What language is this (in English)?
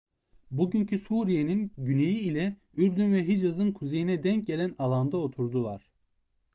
Turkish